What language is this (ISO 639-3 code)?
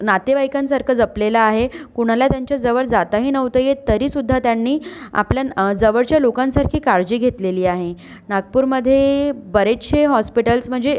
mar